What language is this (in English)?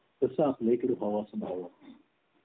Marathi